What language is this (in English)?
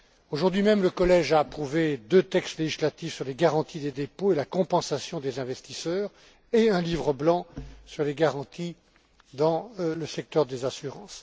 French